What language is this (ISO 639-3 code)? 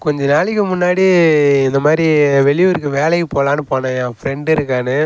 tam